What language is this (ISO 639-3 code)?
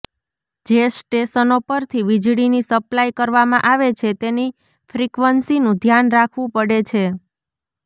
guj